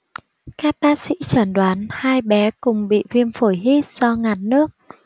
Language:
Vietnamese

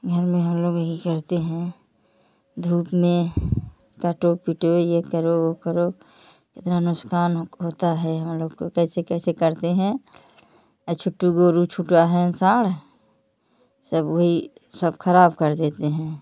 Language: Hindi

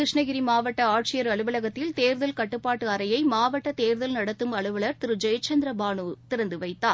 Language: Tamil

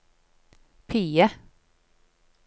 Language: Norwegian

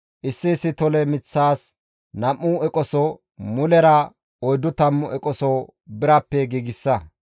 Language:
Gamo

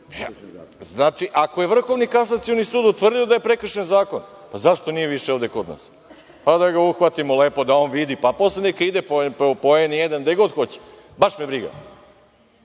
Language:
Serbian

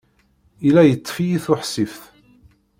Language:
Kabyle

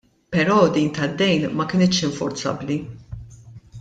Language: Maltese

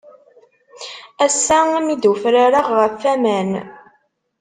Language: Kabyle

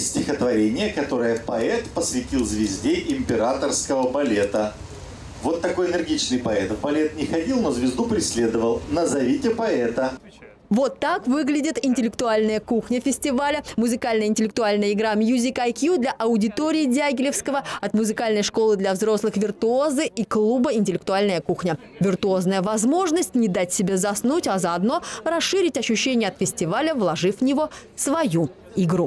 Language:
Russian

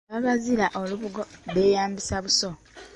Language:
Ganda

